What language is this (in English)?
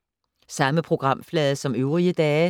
Danish